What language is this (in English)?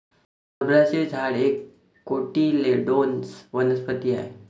Marathi